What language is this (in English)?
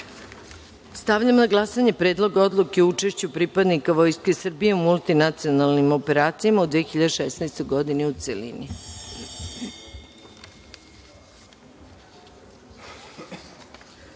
Serbian